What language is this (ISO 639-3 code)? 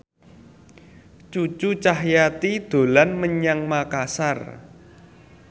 jav